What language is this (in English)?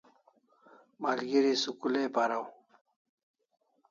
Kalasha